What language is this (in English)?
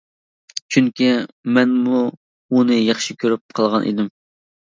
Uyghur